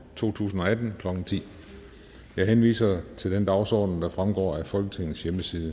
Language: Danish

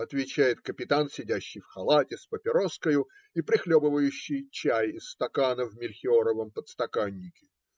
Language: Russian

